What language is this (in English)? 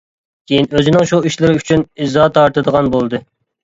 Uyghur